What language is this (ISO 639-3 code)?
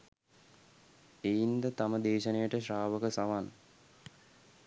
sin